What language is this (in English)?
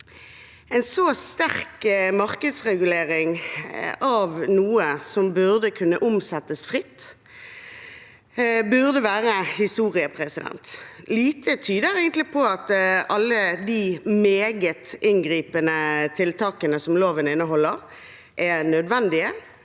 Norwegian